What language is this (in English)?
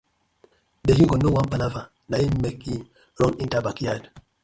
Nigerian Pidgin